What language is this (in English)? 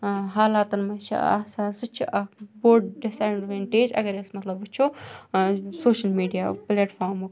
Kashmiri